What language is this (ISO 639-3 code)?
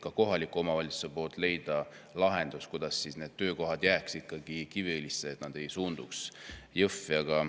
est